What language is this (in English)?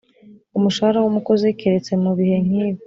Kinyarwanda